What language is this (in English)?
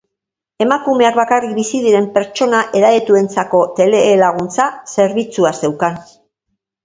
Basque